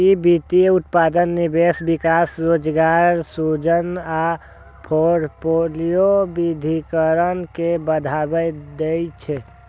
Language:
Maithili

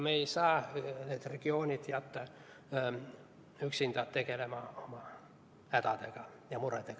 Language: Estonian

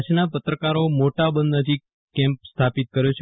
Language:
Gujarati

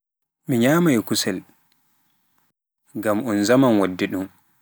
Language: Pular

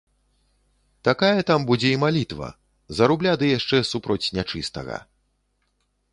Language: Belarusian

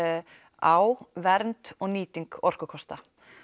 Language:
Icelandic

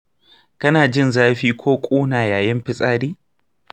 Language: Hausa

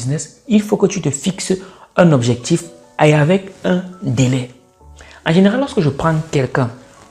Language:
French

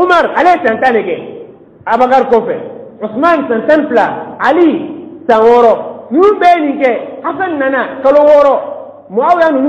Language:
Arabic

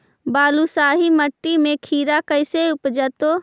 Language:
Magahi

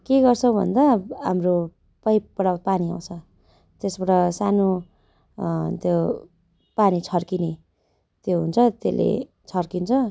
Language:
Nepali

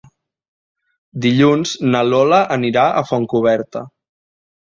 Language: Catalan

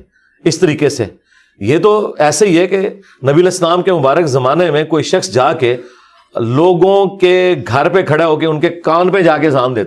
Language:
Urdu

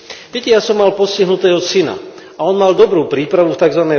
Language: Slovak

